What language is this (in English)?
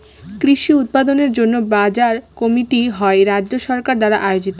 Bangla